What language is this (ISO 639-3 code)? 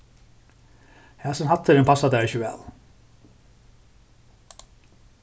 fao